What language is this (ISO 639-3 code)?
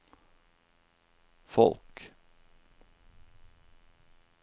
nor